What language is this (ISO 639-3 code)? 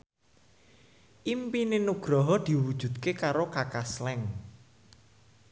jav